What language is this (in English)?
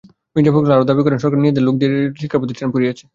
Bangla